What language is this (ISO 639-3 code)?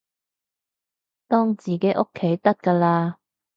yue